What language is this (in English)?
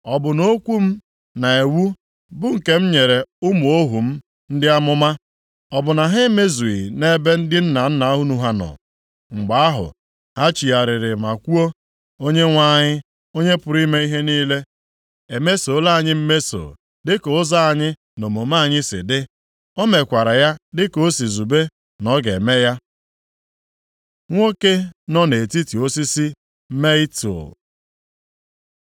Igbo